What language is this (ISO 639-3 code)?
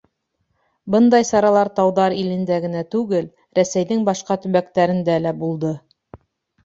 bak